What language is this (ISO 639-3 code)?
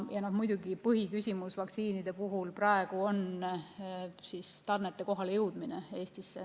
est